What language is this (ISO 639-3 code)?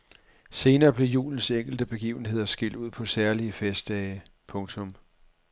dan